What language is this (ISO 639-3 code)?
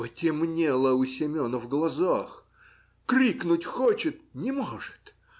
rus